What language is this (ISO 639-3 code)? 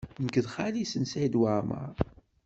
kab